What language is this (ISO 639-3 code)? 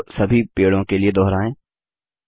hin